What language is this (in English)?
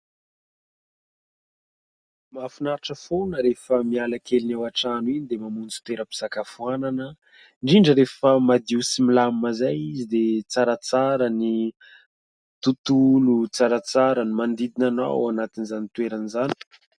Malagasy